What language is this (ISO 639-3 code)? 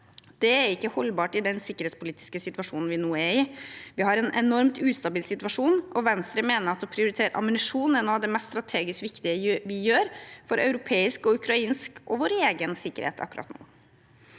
nor